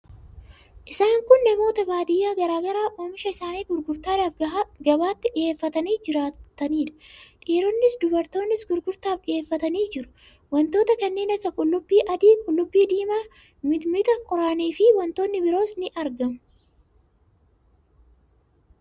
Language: Oromo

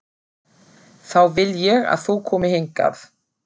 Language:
Icelandic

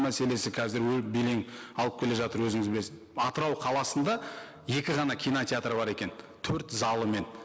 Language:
Kazakh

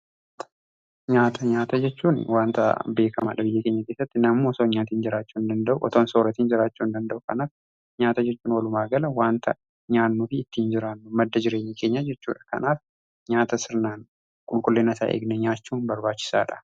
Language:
Oromo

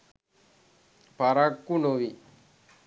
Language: Sinhala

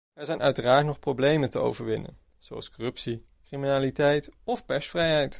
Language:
Dutch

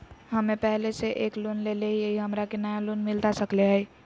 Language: Magahi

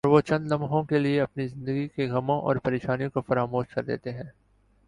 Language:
Urdu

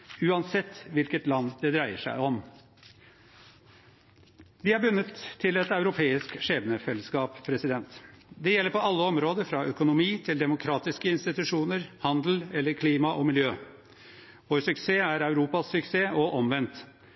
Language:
Norwegian Bokmål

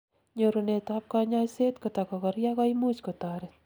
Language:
Kalenjin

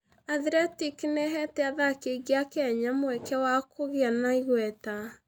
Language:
Kikuyu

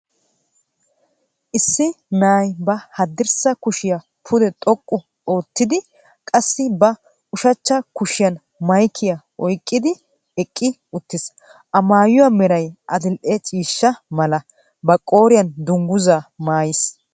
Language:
Wolaytta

